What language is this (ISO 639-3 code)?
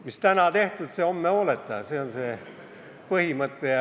est